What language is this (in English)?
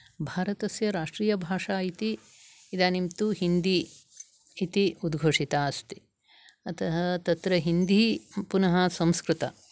Sanskrit